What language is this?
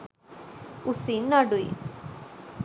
Sinhala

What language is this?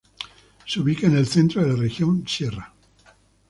Spanish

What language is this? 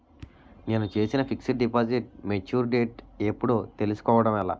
Telugu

